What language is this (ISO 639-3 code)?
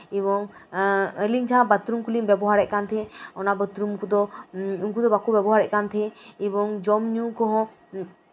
sat